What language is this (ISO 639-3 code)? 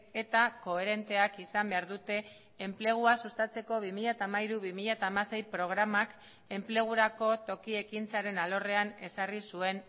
eus